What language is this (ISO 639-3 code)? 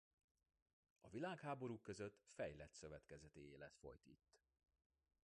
hun